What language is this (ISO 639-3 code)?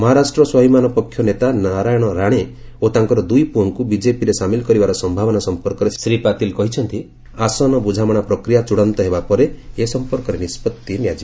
ori